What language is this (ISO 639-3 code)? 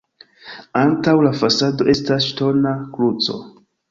epo